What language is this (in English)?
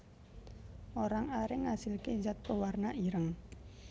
Javanese